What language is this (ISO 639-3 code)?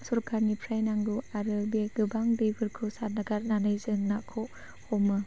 brx